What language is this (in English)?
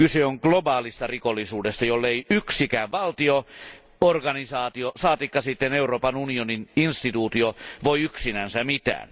Finnish